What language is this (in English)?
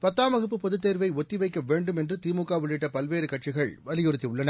Tamil